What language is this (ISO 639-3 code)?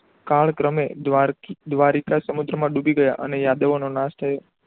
guj